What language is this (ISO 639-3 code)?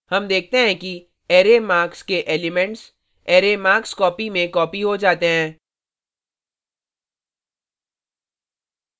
hin